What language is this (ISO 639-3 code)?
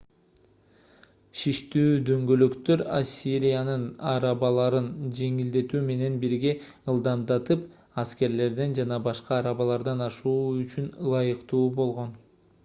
kir